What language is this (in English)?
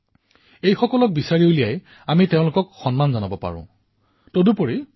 Assamese